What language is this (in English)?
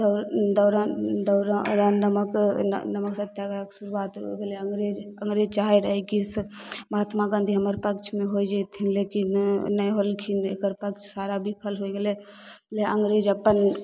Maithili